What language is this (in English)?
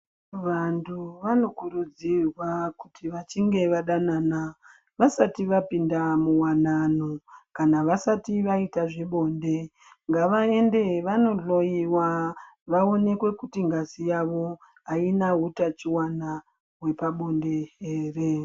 Ndau